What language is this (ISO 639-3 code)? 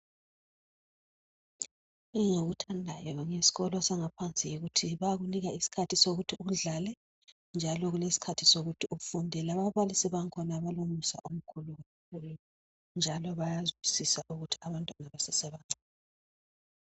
nde